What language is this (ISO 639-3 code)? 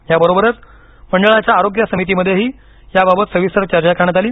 mar